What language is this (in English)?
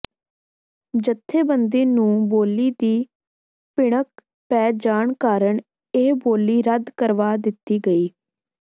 Punjabi